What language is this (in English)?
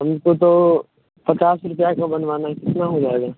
Hindi